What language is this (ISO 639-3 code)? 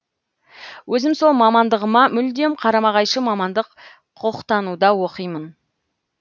kaz